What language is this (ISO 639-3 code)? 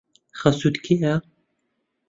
ckb